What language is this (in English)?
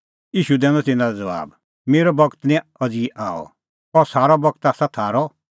Kullu Pahari